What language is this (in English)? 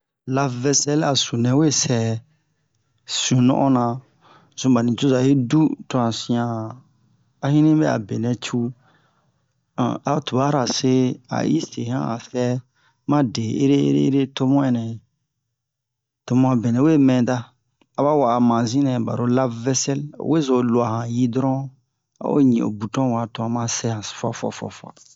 Bomu